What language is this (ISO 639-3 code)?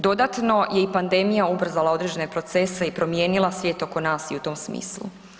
hrv